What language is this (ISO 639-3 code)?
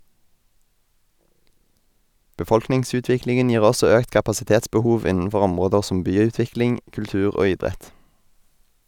nor